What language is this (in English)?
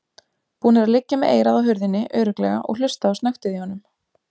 Icelandic